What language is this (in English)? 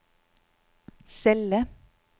Norwegian